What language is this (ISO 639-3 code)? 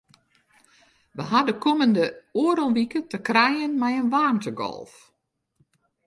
fry